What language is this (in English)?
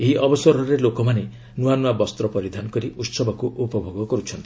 Odia